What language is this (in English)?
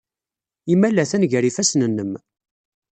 Kabyle